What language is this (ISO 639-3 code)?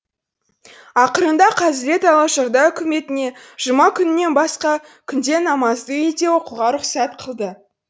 kaz